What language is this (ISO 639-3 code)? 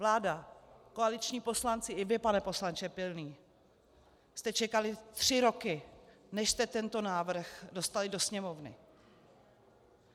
ces